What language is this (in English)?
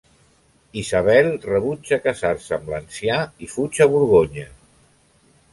Catalan